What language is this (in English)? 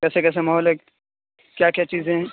Urdu